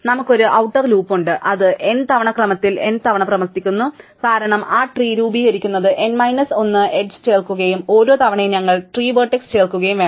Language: Malayalam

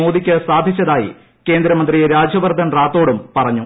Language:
Malayalam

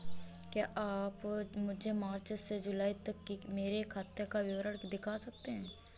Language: Hindi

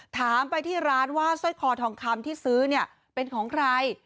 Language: Thai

